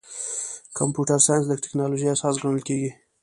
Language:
Pashto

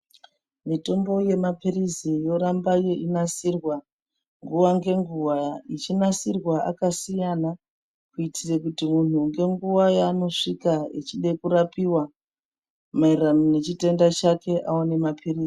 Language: Ndau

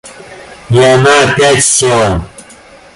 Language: Russian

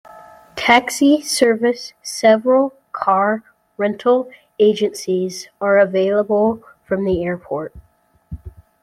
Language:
English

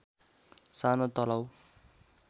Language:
Nepali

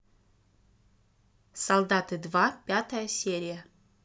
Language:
Russian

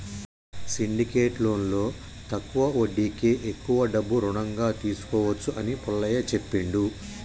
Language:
Telugu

